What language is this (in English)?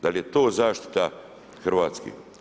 Croatian